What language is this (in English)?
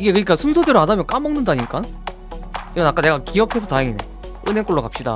Korean